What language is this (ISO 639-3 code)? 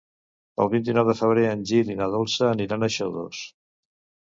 cat